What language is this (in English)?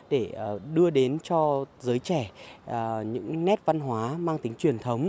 Vietnamese